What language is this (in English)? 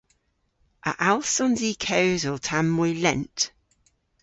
Cornish